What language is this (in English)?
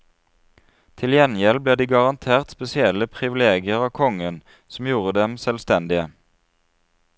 Norwegian